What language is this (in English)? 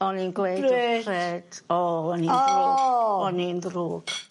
Welsh